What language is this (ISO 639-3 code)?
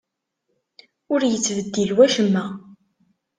kab